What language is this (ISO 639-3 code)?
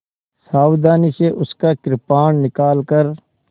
hin